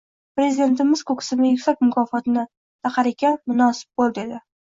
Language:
Uzbek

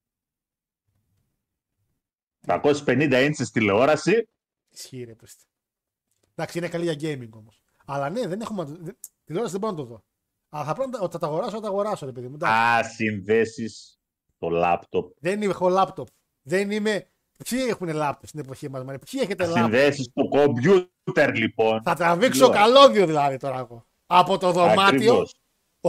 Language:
Greek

